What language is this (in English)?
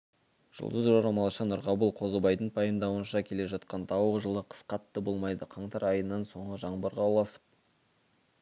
Kazakh